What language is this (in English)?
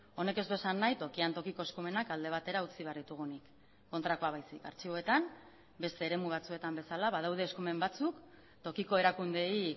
Basque